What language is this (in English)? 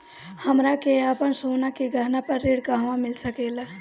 Bhojpuri